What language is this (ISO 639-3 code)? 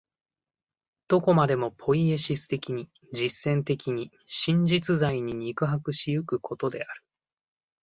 jpn